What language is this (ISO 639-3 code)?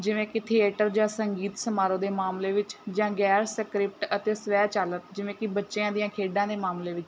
pan